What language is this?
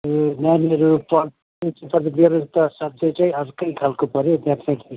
Nepali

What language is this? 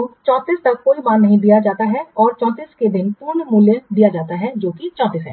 Hindi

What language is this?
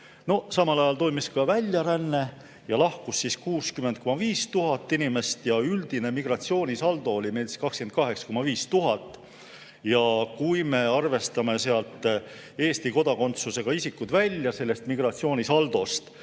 Estonian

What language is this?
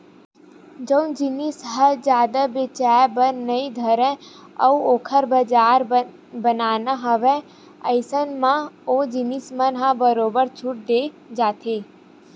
Chhattisgarhi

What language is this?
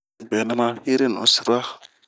Bomu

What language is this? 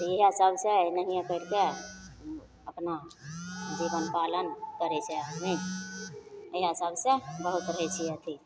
Maithili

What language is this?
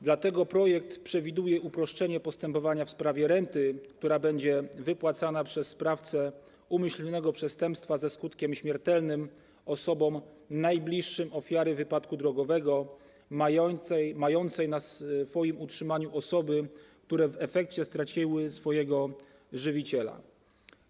Polish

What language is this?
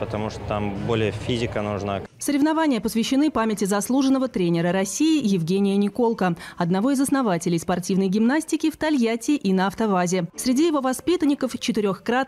Russian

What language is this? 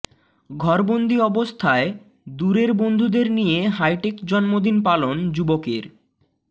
Bangla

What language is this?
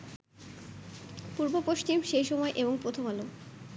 Bangla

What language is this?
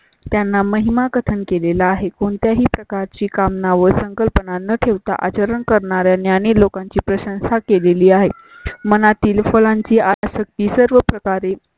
Marathi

